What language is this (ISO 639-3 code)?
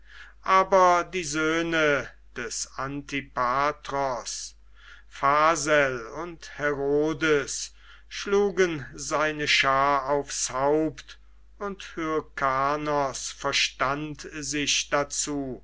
deu